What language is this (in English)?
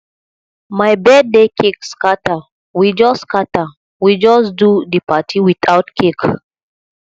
Nigerian Pidgin